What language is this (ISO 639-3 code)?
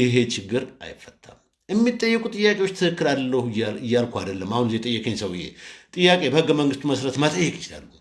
tur